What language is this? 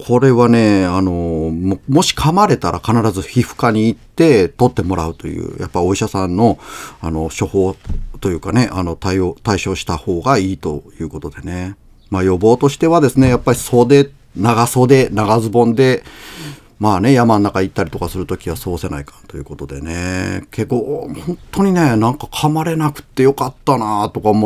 Japanese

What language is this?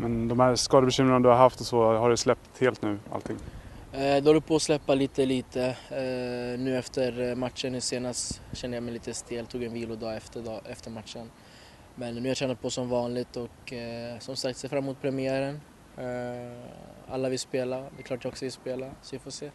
Swedish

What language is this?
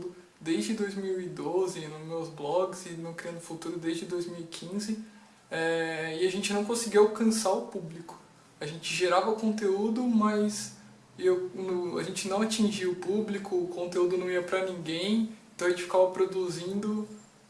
Portuguese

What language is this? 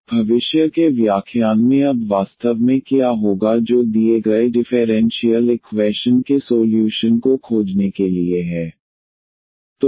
Hindi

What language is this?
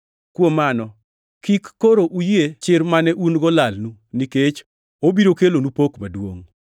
Luo (Kenya and Tanzania)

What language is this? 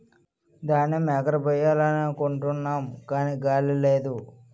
Telugu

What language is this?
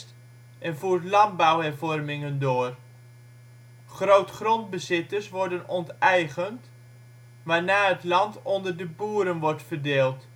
Dutch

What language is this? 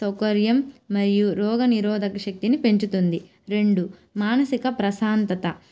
Telugu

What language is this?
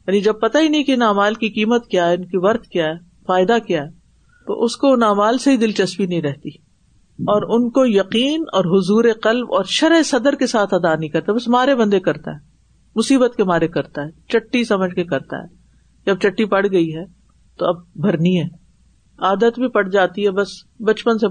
Urdu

